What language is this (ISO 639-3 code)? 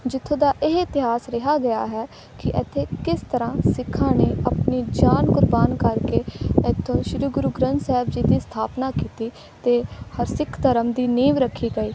pan